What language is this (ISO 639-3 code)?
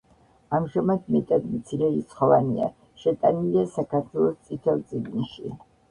kat